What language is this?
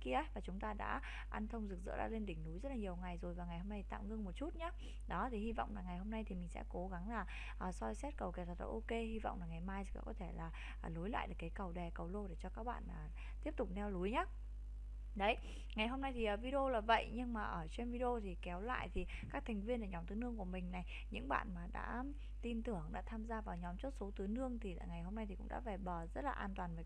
Vietnamese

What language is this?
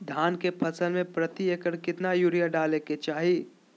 Magahi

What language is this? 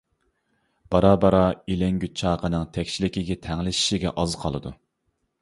Uyghur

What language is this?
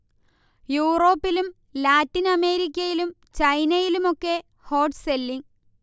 Malayalam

